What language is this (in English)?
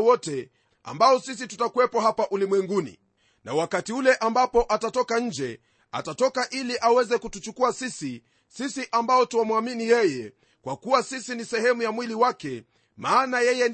Swahili